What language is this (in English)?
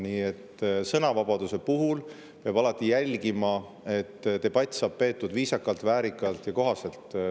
Estonian